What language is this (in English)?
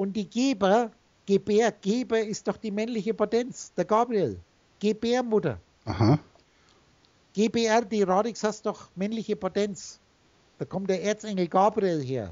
German